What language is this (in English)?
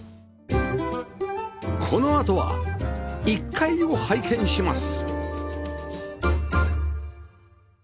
Japanese